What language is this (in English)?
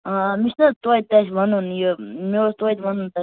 Kashmiri